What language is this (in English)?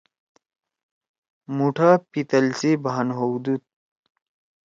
Torwali